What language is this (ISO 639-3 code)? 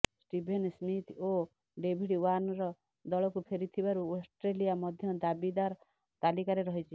ori